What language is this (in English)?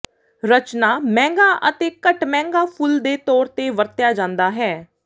Punjabi